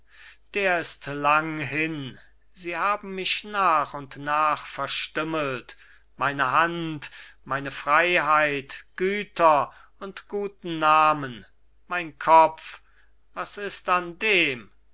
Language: German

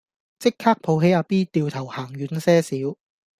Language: Cantonese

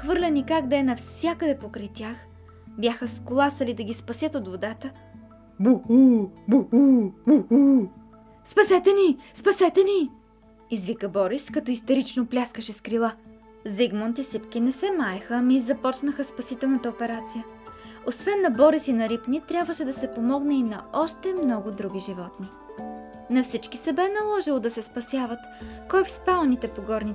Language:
Bulgarian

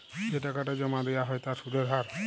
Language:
Bangla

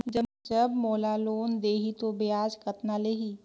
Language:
Chhattisgarhi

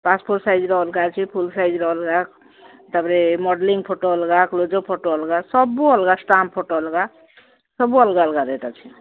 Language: Odia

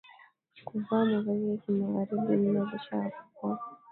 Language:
Swahili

